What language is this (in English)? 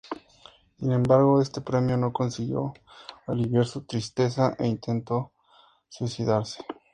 Spanish